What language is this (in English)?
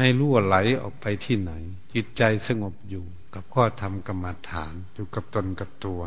Thai